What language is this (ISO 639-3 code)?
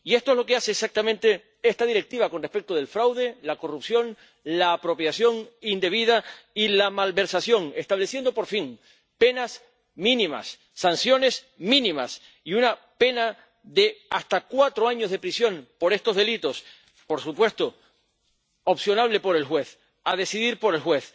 spa